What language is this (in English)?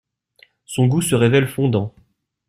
French